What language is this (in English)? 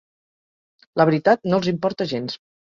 Catalan